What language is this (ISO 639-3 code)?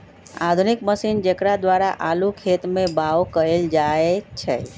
mag